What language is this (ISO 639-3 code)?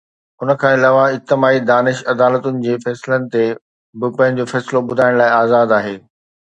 snd